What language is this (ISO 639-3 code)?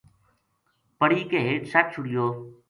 gju